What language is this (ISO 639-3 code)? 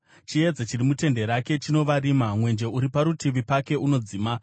sna